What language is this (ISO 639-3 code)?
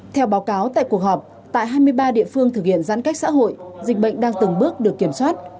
vie